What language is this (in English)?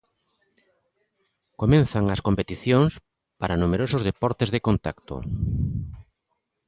Galician